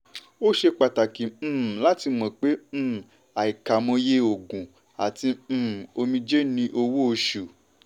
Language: Yoruba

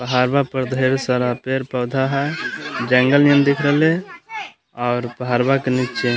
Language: Magahi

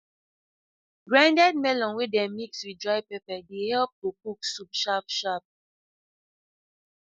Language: Nigerian Pidgin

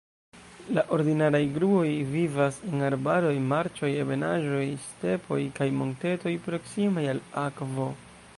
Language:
Esperanto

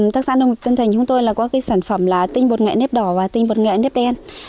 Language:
Vietnamese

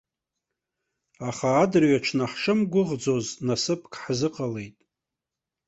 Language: Abkhazian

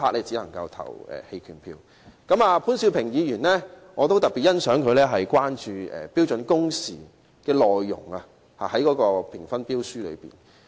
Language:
Cantonese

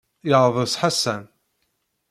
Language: Kabyle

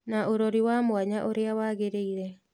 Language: Kikuyu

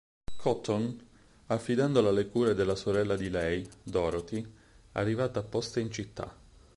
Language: Italian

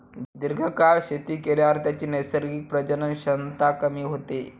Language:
Marathi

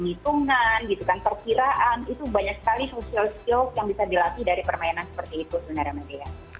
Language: Indonesian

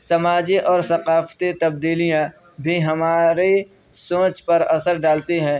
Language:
Urdu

